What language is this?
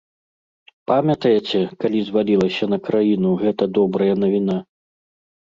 Belarusian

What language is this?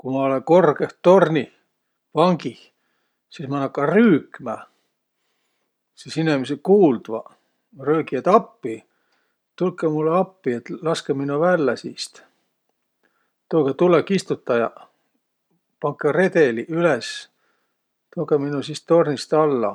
Võro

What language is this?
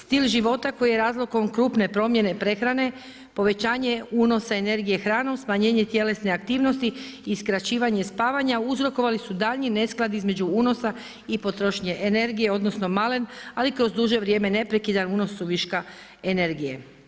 Croatian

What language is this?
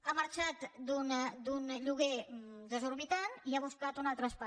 Catalan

